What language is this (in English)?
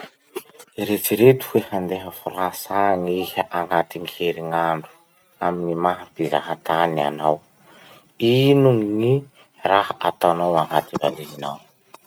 Masikoro Malagasy